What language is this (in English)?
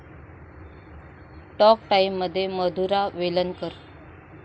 Marathi